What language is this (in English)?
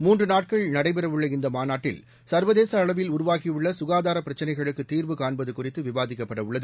Tamil